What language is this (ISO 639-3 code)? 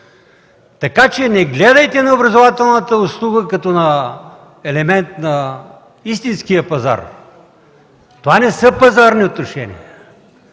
bul